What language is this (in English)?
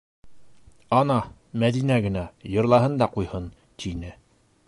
Bashkir